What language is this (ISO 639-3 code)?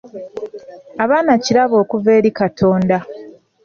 lug